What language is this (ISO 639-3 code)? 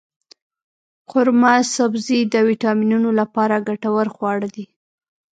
pus